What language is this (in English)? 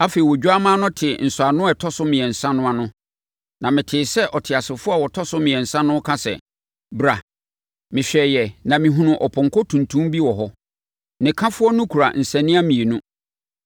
Akan